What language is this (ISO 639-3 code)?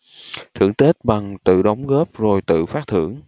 vie